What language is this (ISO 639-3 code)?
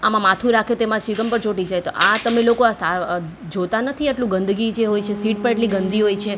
guj